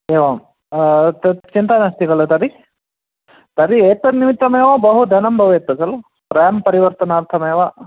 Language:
Sanskrit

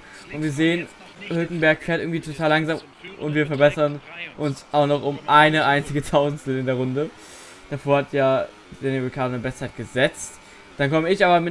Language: German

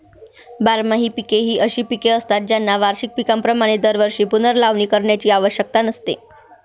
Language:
Marathi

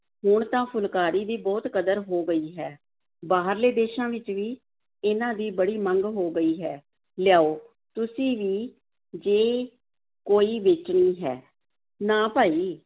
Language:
Punjabi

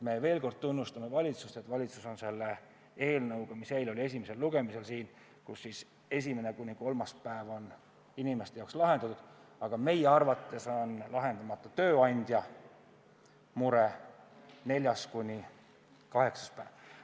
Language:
Estonian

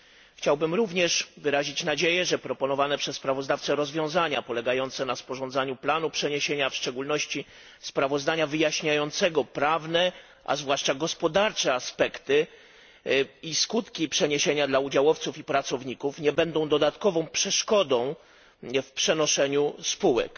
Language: Polish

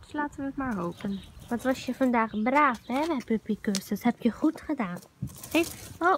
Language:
Dutch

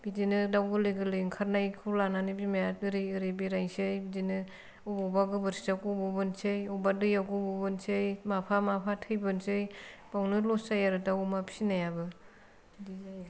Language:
Bodo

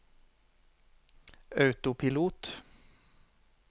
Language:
Norwegian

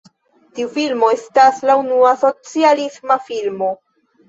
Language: Esperanto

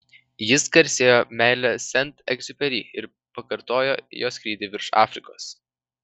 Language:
Lithuanian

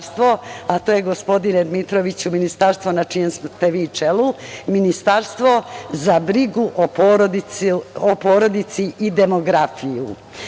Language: Serbian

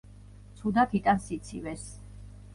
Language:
Georgian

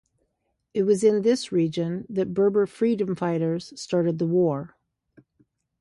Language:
English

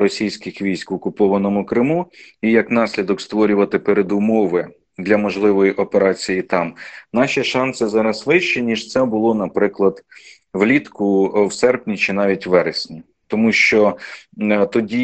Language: Ukrainian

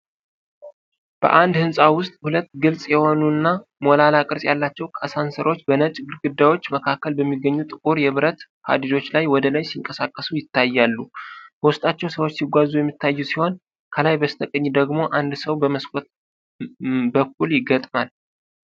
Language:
Amharic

